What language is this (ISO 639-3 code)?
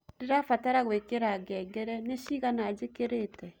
kik